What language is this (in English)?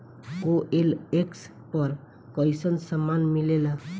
Bhojpuri